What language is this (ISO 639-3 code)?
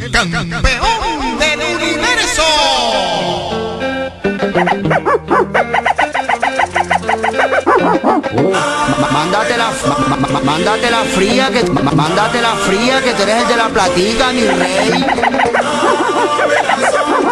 spa